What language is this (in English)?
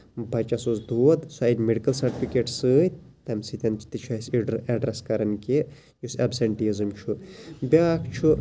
Kashmiri